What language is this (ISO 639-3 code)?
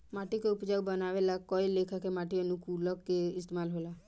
bho